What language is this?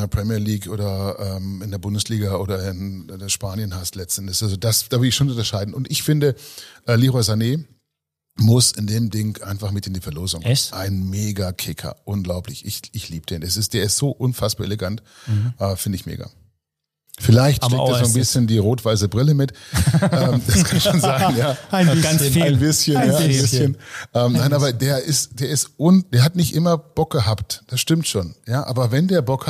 German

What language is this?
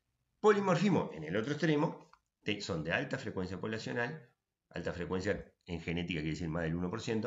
Spanish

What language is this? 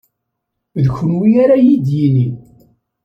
Kabyle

